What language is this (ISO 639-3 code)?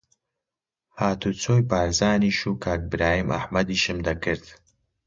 ckb